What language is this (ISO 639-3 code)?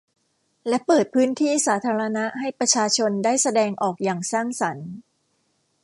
tha